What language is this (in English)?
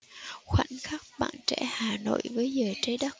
Vietnamese